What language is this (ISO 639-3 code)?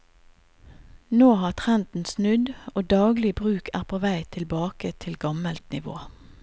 nor